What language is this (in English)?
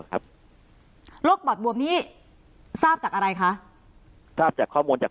Thai